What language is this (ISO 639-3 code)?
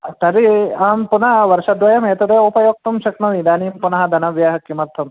san